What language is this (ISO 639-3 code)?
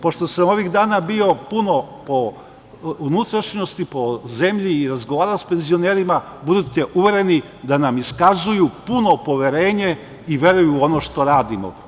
srp